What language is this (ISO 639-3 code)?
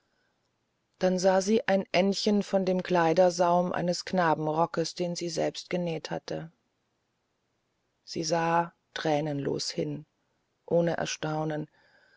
deu